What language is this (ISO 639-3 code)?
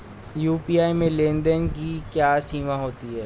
hin